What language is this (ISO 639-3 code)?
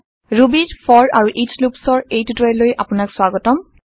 asm